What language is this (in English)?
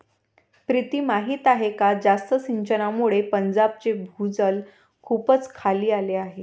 Marathi